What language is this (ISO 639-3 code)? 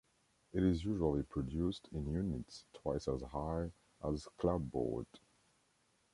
eng